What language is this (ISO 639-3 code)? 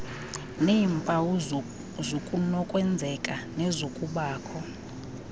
xho